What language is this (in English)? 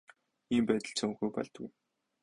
Mongolian